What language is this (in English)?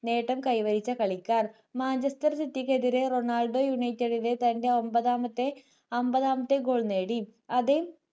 Malayalam